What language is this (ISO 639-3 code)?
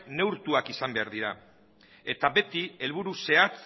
eus